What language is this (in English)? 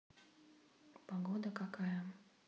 Russian